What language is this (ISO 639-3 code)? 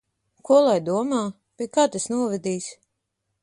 lav